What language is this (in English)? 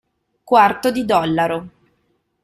Italian